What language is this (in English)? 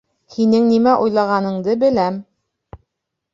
Bashkir